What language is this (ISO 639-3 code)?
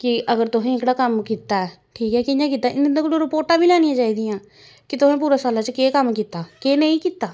doi